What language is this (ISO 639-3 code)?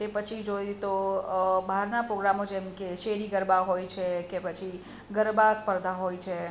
guj